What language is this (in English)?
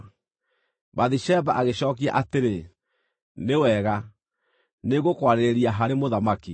Kikuyu